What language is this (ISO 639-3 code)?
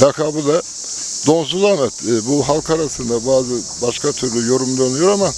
tur